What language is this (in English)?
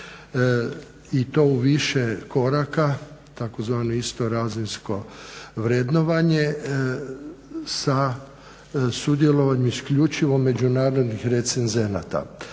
Croatian